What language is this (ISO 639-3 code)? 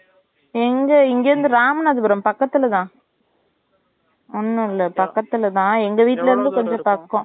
tam